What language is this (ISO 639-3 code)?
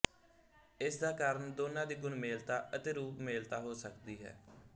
pan